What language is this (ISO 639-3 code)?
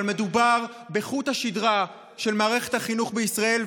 heb